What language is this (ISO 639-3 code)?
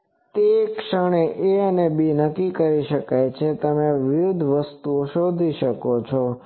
guj